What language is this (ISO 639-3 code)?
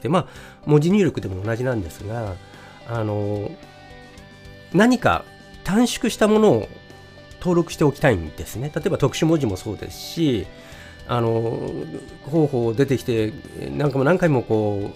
jpn